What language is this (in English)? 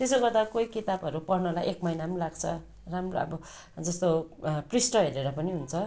Nepali